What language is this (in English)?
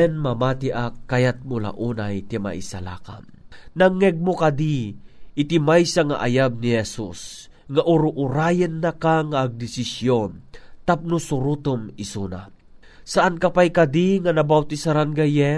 Filipino